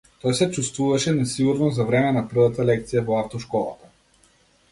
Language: Macedonian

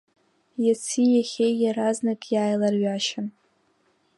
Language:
Abkhazian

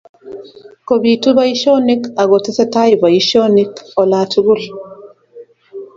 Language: Kalenjin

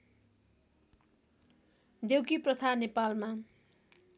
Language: Nepali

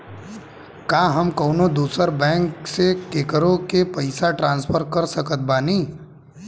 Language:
Bhojpuri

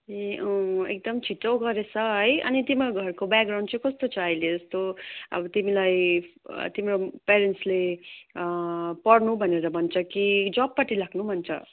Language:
Nepali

